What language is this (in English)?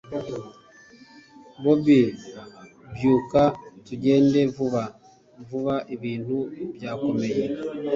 Kinyarwanda